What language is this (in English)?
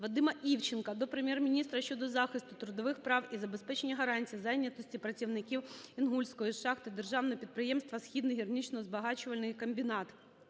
Ukrainian